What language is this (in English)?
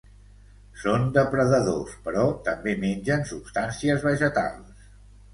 Catalan